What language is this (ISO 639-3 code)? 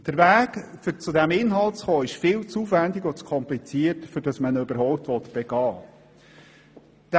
gsw